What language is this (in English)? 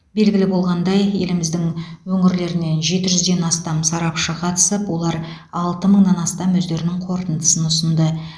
Kazakh